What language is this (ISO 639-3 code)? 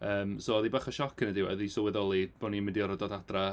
cym